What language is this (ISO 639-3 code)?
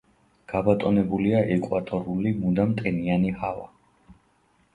kat